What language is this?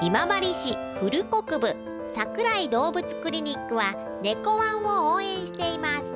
Japanese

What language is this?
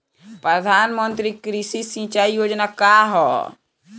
Bhojpuri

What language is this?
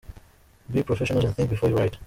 Kinyarwanda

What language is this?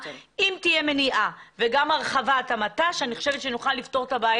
Hebrew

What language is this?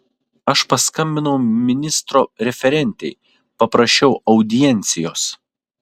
Lithuanian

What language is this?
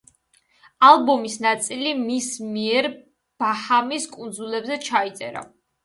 Georgian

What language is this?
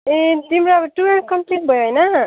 Nepali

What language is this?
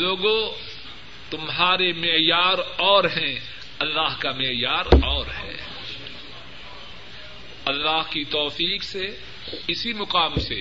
Urdu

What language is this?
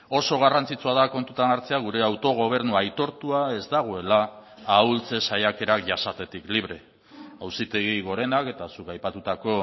Basque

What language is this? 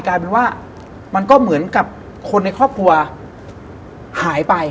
Thai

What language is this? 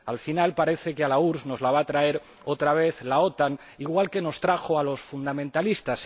Spanish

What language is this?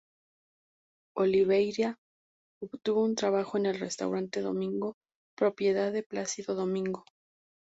Spanish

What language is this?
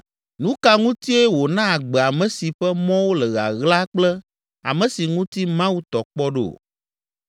Ewe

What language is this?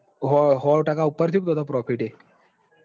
Gujarati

